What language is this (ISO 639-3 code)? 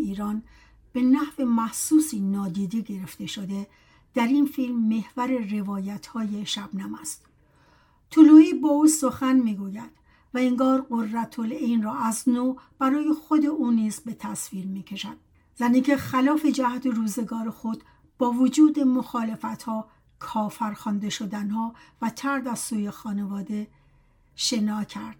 fas